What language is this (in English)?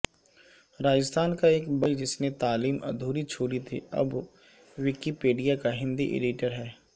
Urdu